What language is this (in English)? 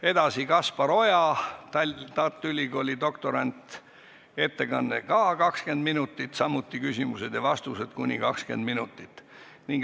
Estonian